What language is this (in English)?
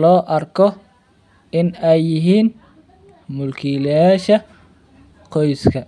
Somali